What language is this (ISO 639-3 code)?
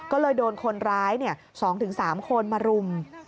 tha